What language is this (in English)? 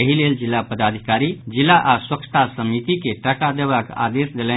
Maithili